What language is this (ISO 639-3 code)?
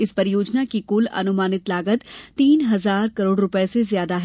hin